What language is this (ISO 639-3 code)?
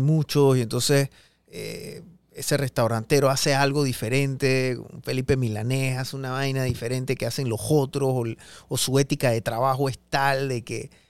spa